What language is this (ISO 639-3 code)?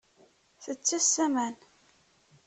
kab